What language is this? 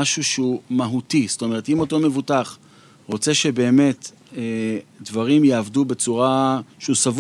Hebrew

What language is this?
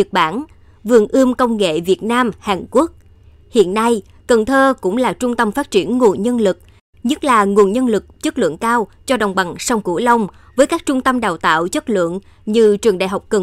Vietnamese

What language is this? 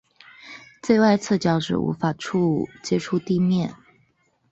Chinese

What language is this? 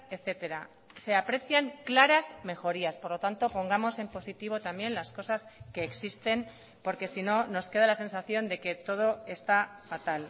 Spanish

